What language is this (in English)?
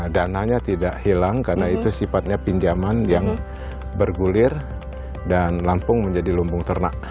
Indonesian